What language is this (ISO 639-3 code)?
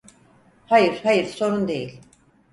tur